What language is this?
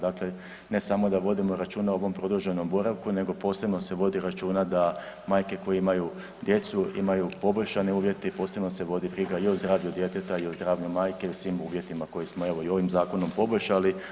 Croatian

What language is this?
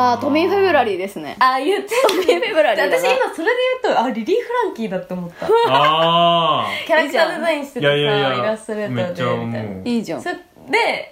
Japanese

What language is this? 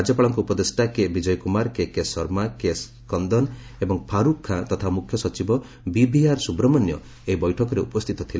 Odia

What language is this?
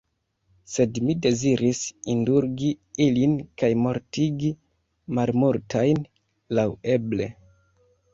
Esperanto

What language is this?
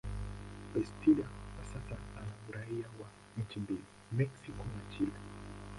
Swahili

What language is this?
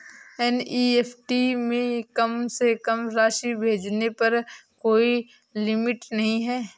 Hindi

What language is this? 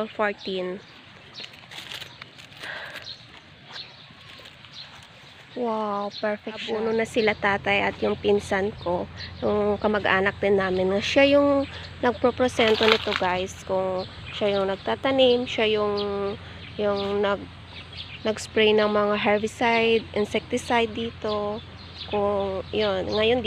Filipino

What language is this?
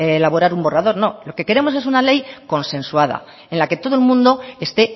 Spanish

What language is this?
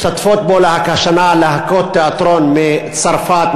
Hebrew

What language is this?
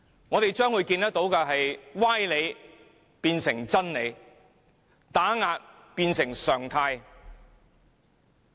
Cantonese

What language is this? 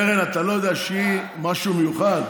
Hebrew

